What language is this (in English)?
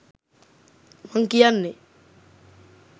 Sinhala